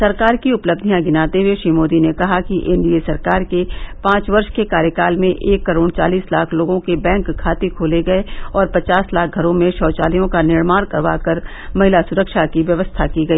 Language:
Hindi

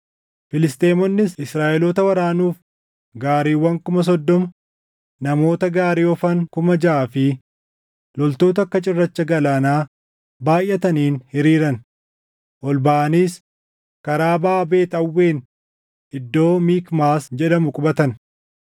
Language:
Oromo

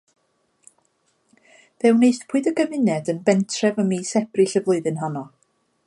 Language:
Welsh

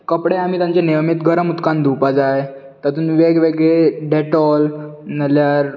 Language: Konkani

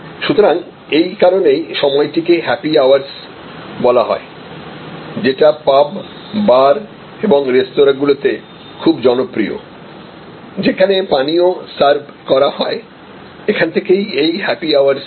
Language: Bangla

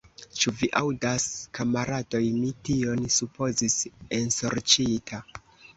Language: Esperanto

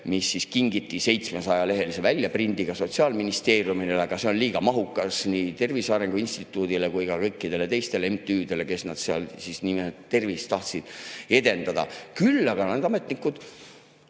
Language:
Estonian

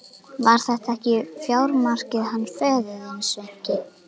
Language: Icelandic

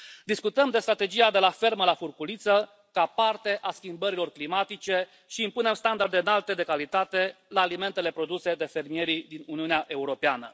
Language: Romanian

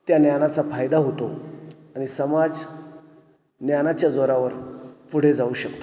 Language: Marathi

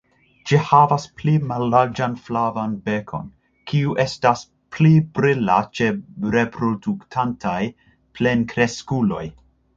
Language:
Esperanto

